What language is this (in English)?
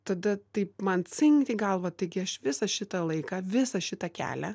Lithuanian